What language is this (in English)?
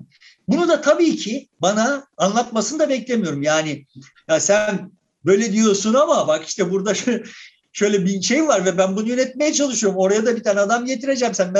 Turkish